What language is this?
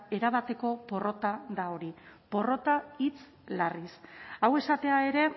Basque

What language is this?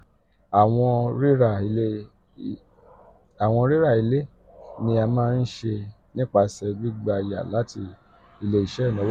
Yoruba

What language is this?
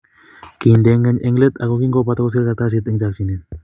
Kalenjin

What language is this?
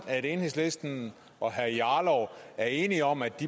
Danish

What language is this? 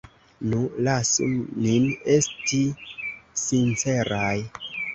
Esperanto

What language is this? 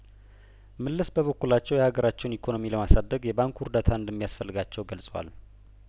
Amharic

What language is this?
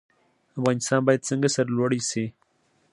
Pashto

